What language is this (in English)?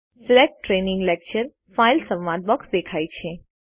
Gujarati